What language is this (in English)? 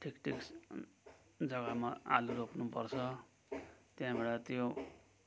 Nepali